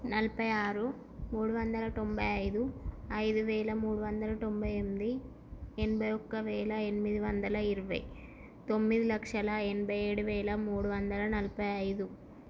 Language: Telugu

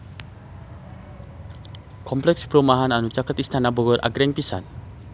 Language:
Sundanese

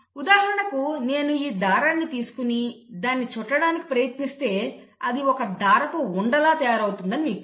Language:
Telugu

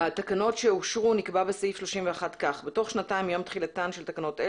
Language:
Hebrew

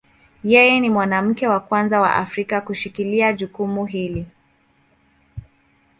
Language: Swahili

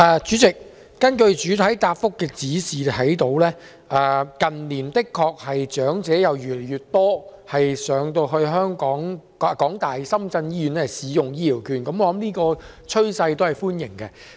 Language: Cantonese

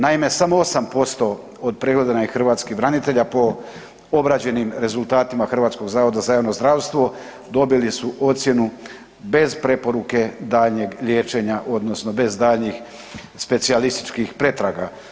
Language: Croatian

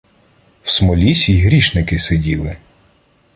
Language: Ukrainian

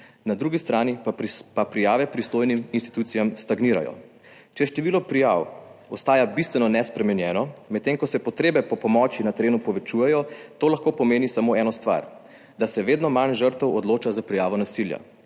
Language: Slovenian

